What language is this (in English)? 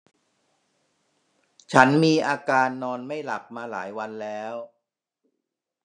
Thai